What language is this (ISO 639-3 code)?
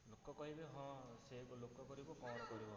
ori